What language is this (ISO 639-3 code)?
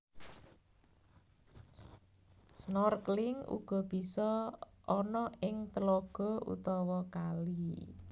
jav